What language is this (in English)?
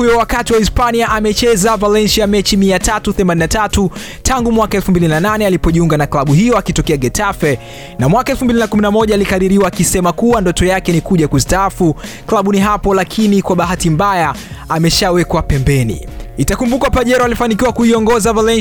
Swahili